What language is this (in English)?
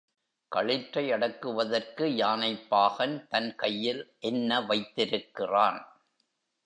Tamil